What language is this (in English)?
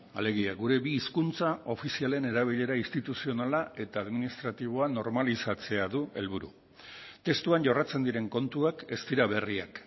Basque